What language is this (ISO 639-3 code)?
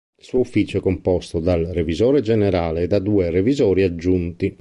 ita